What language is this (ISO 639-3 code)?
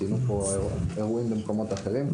heb